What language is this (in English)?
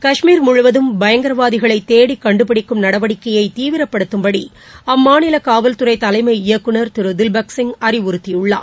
Tamil